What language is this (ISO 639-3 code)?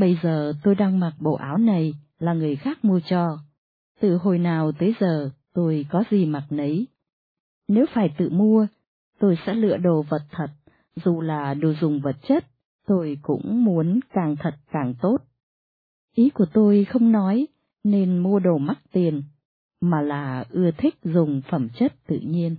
vie